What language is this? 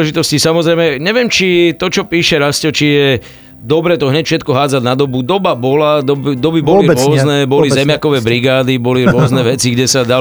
Slovak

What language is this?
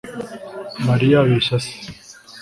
Kinyarwanda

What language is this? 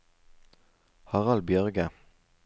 Norwegian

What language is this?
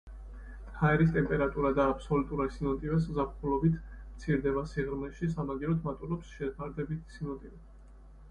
Georgian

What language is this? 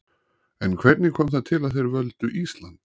Icelandic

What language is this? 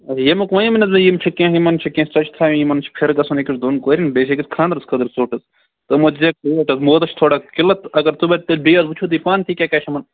Kashmiri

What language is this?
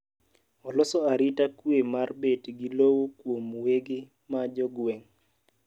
Luo (Kenya and Tanzania)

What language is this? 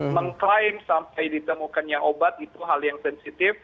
Indonesian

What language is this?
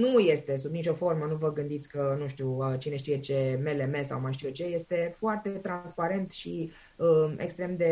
Romanian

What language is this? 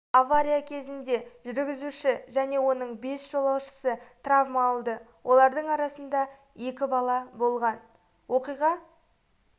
Kazakh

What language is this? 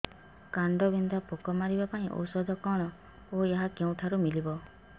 Odia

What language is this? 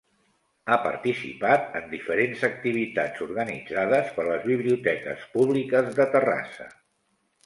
Catalan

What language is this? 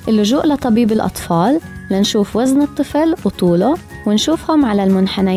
Arabic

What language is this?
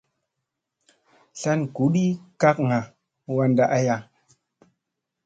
Musey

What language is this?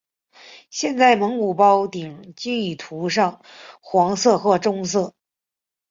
Chinese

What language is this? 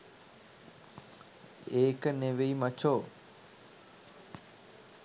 Sinhala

